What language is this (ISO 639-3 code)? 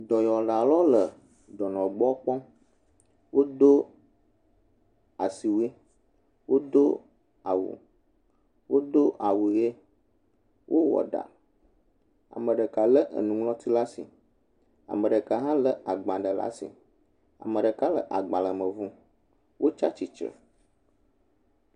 ewe